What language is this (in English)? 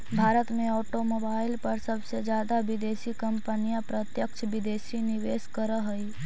Magahi